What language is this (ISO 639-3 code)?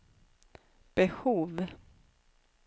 swe